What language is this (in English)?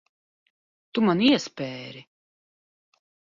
Latvian